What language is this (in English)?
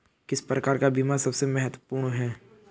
Hindi